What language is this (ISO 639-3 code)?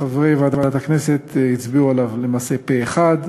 heb